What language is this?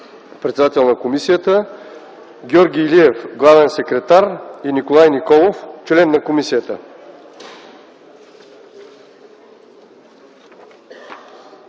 Bulgarian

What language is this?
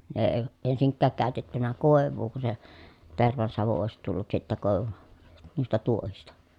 Finnish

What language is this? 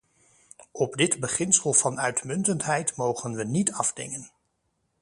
Dutch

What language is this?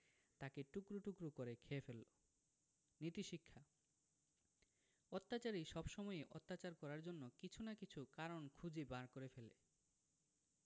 Bangla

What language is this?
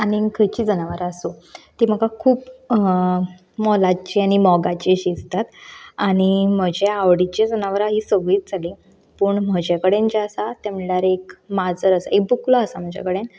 Konkani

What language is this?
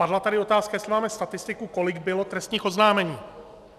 Czech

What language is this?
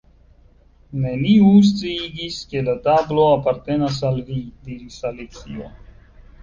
Esperanto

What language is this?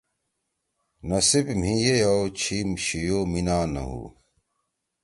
Torwali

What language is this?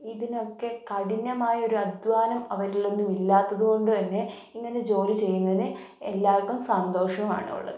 Malayalam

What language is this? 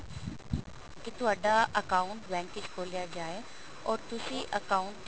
Punjabi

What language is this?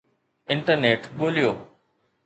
Sindhi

